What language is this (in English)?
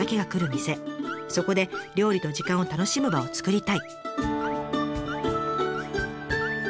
Japanese